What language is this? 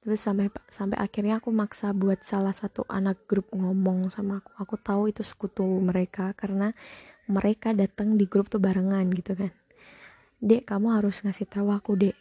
Indonesian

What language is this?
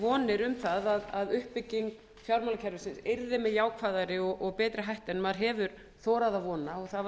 Icelandic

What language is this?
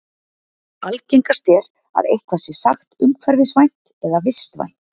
Icelandic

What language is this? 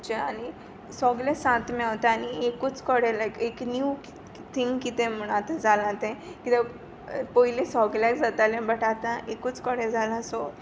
Konkani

